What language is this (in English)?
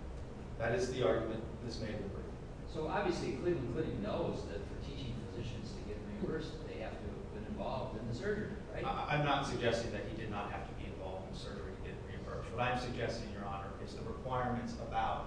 English